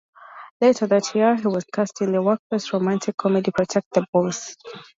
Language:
English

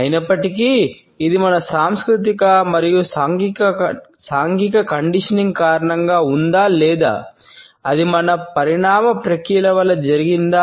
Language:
Telugu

